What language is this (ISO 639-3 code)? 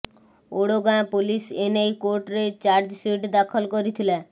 ori